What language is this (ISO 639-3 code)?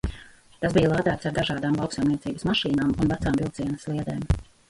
lav